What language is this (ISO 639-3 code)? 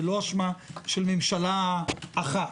heb